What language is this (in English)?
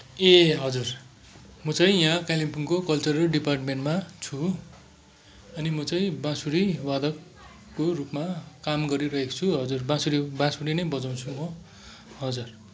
Nepali